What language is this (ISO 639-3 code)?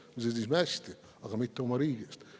est